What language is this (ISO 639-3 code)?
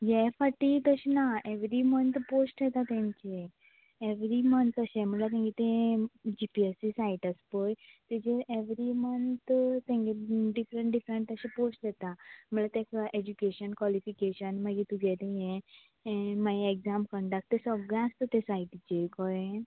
kok